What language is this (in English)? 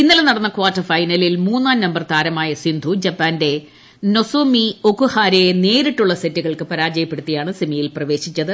Malayalam